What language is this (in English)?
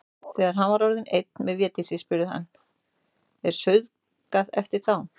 Icelandic